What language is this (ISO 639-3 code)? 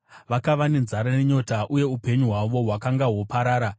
sna